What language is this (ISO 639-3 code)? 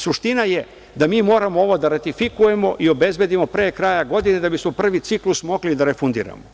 srp